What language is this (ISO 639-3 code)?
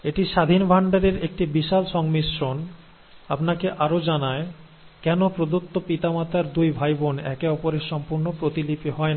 ben